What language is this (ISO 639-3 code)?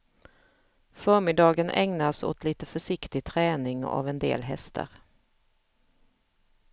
swe